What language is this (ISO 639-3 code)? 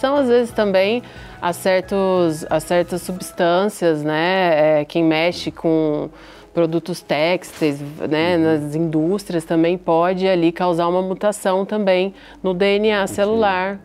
por